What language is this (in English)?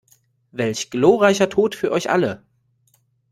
German